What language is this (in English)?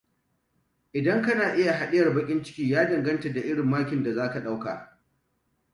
Hausa